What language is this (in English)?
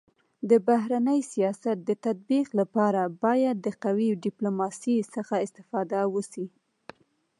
Pashto